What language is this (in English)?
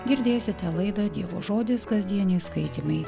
Lithuanian